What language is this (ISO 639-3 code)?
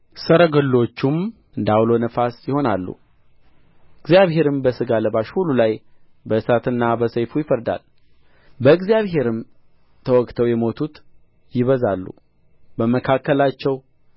amh